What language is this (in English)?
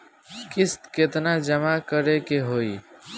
Bhojpuri